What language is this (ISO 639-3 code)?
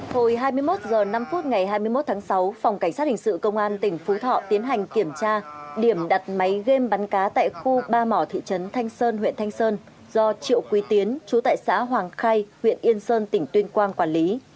vie